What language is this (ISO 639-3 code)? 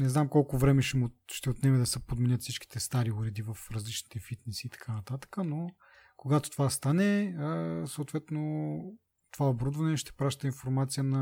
bul